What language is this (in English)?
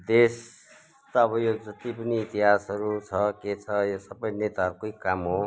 Nepali